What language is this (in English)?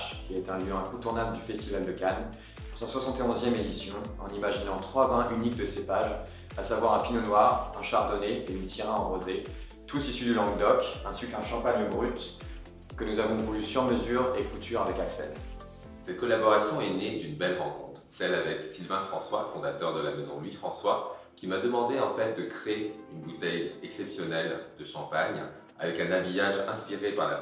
French